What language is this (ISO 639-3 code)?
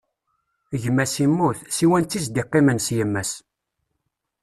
kab